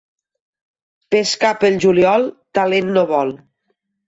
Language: Catalan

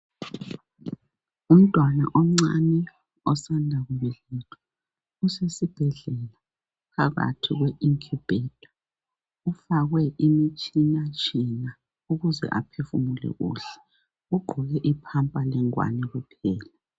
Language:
North Ndebele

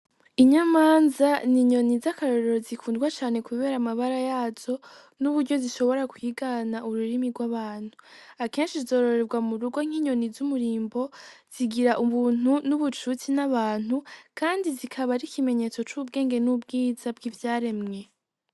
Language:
Rundi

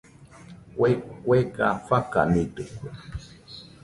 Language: Nüpode Huitoto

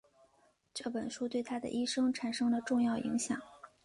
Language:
Chinese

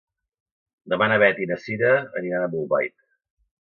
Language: Catalan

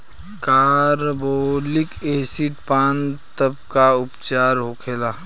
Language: Bhojpuri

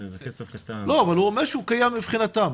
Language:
Hebrew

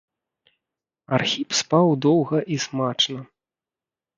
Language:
Belarusian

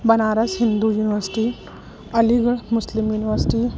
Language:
Sindhi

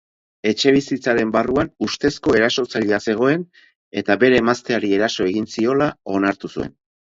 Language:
Basque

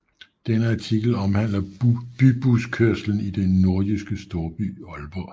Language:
Danish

